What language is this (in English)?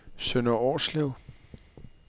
Danish